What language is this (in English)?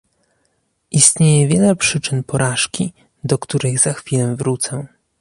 Polish